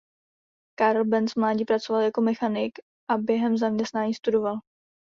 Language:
Czech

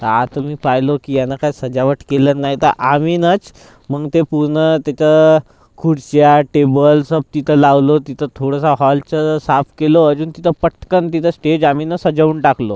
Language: Marathi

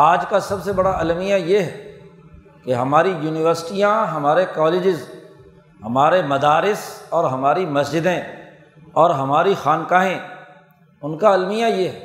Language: Urdu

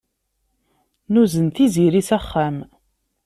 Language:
Kabyle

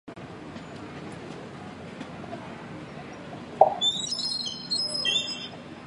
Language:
Chinese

